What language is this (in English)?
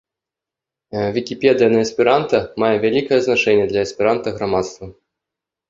Belarusian